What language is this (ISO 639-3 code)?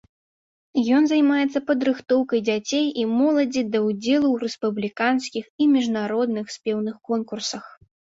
bel